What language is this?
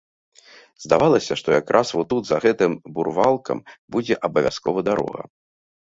Belarusian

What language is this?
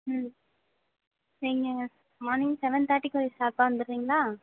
Tamil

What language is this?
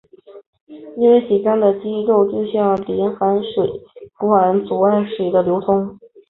Chinese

